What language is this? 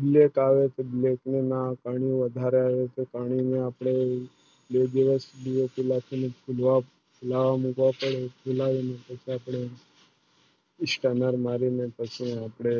Gujarati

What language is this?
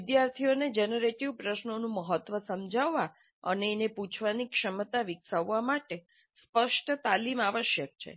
Gujarati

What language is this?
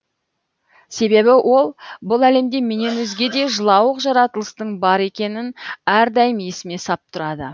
Kazakh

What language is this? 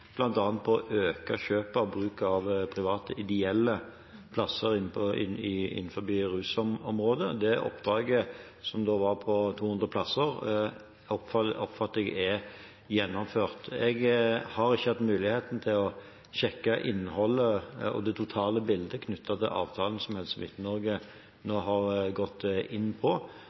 Norwegian Bokmål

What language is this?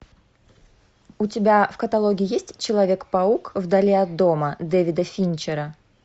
Russian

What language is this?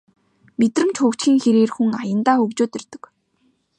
Mongolian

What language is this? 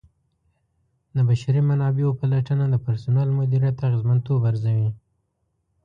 Pashto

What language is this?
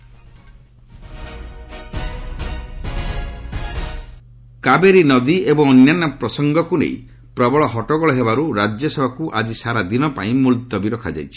Odia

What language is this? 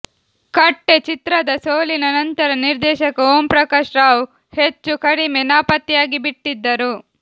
Kannada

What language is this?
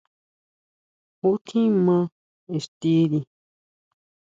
Huautla Mazatec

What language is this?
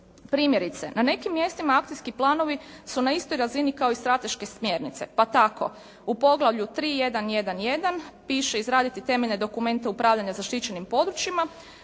Croatian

